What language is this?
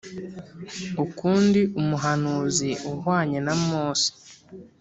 Kinyarwanda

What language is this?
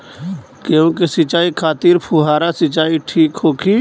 Bhojpuri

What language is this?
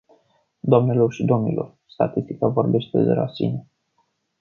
Romanian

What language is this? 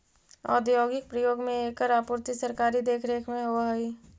Magahi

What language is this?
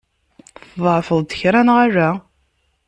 Kabyle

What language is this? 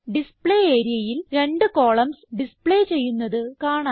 Malayalam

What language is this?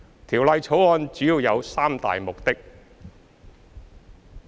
Cantonese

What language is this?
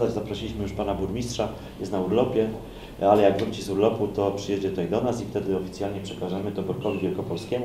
Polish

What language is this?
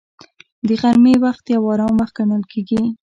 Pashto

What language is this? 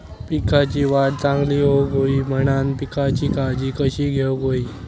Marathi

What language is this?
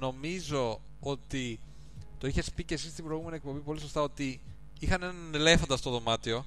Greek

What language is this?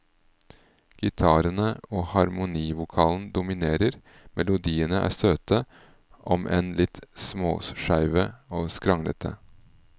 Norwegian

